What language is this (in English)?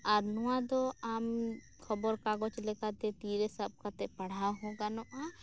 Santali